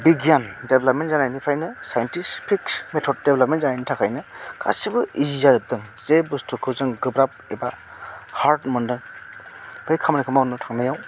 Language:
Bodo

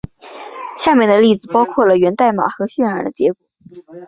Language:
Chinese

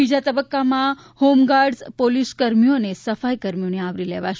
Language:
Gujarati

